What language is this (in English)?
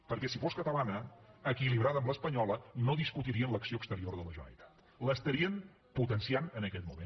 Catalan